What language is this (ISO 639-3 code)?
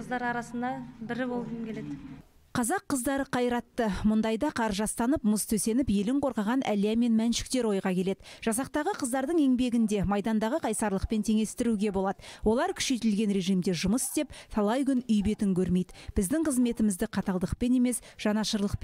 rus